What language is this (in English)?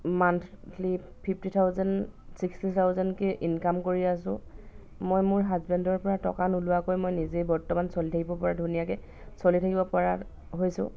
Assamese